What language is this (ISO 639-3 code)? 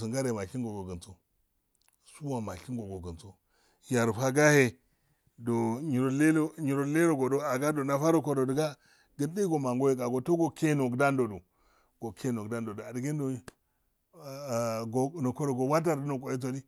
aal